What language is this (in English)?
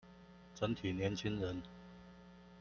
Chinese